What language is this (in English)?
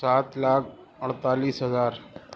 Urdu